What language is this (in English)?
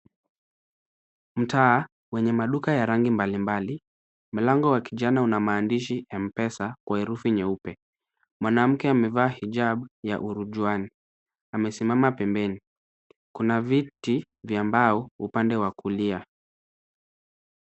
Swahili